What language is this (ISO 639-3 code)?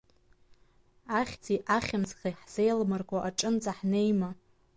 abk